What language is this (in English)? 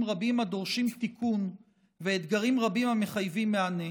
Hebrew